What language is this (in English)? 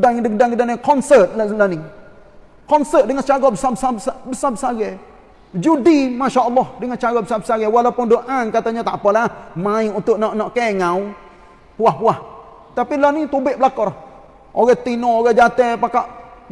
Malay